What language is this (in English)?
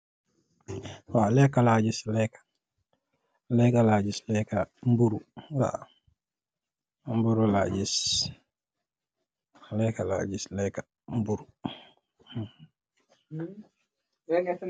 Wolof